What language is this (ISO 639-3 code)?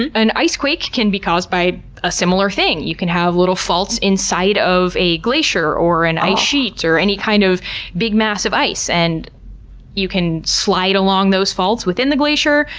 eng